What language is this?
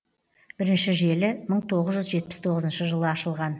Kazakh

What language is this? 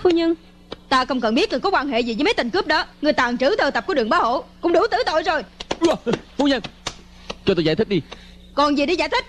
Vietnamese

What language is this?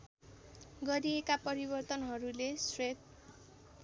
Nepali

